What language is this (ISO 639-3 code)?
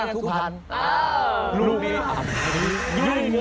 tha